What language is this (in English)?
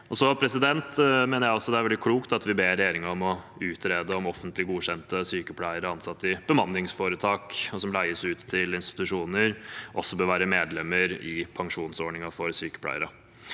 Norwegian